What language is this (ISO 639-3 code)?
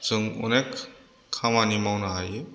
brx